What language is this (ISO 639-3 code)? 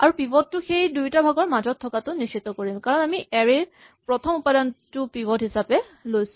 asm